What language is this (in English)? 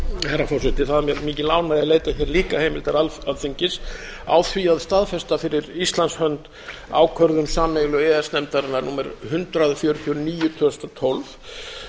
Icelandic